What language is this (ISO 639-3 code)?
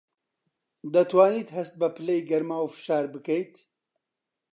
ckb